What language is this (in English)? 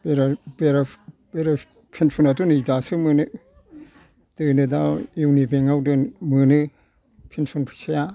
Bodo